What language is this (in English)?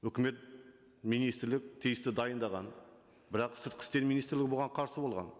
Kazakh